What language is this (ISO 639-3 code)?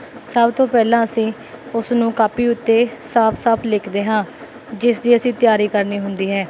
pan